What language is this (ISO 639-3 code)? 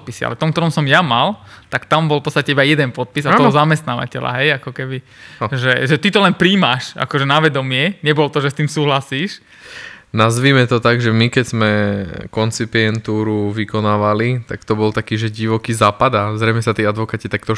slk